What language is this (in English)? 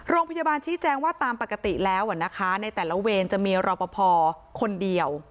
Thai